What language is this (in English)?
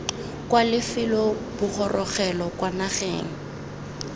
Tswana